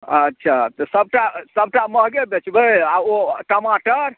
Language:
Maithili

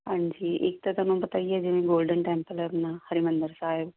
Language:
Punjabi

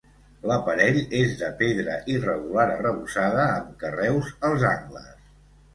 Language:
Catalan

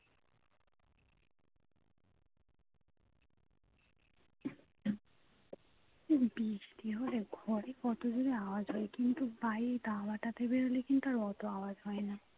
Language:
Bangla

